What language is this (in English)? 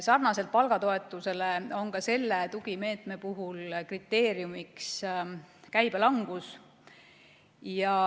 Estonian